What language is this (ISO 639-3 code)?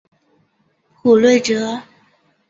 zho